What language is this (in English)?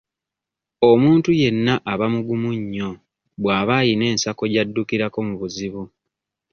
Ganda